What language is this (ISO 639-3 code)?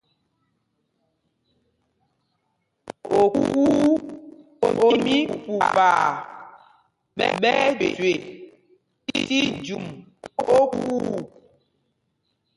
mgg